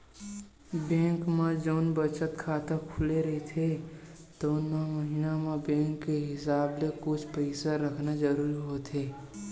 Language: Chhattisgarhi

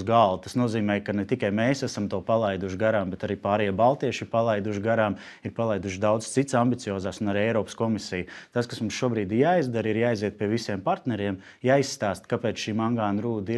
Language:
Latvian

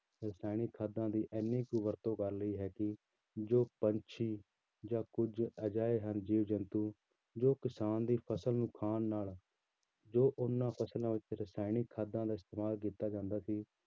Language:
Punjabi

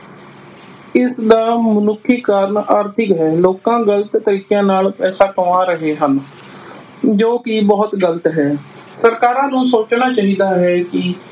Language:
Punjabi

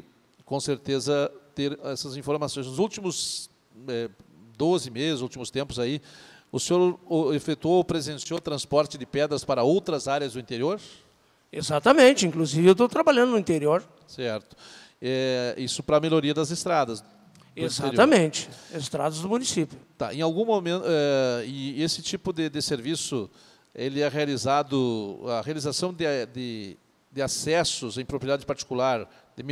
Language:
Portuguese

